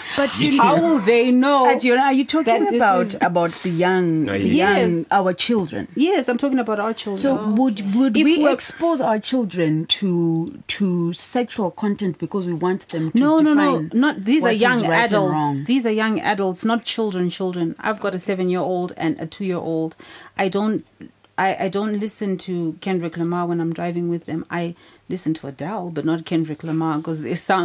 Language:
English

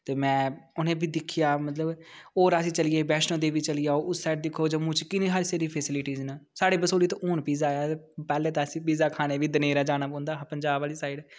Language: Dogri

